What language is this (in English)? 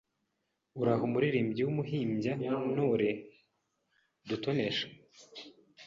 Kinyarwanda